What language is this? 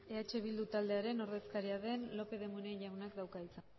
Basque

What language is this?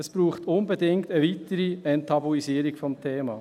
Swiss German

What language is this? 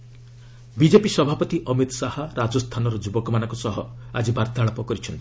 Odia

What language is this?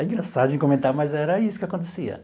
Portuguese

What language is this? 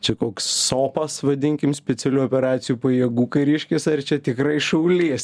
Lithuanian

